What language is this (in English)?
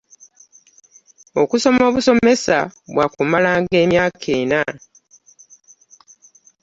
Ganda